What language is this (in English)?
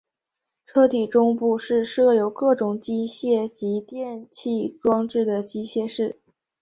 Chinese